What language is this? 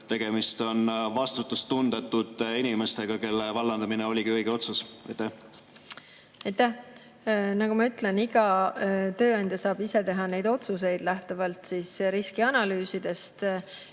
Estonian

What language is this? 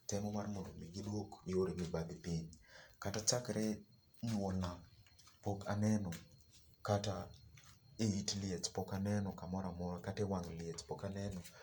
Luo (Kenya and Tanzania)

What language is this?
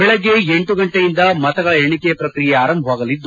Kannada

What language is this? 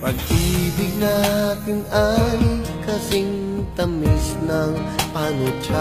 Indonesian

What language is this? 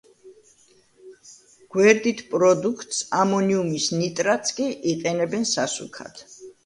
Georgian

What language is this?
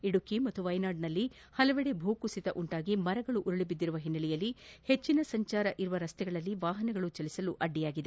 Kannada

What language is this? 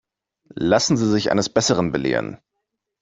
German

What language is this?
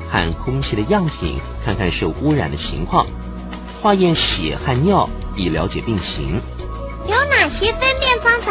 Chinese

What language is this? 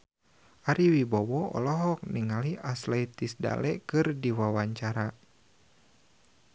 Sundanese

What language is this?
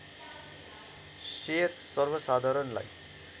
Nepali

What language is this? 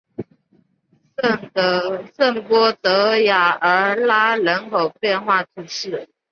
Chinese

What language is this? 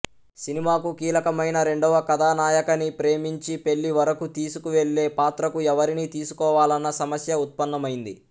Telugu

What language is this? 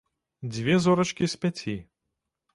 Belarusian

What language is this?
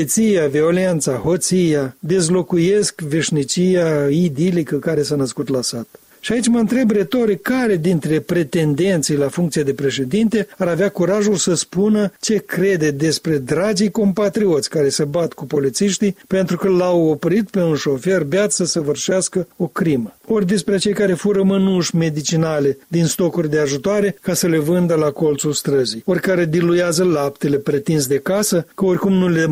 Romanian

